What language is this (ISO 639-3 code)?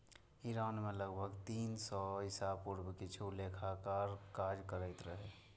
mai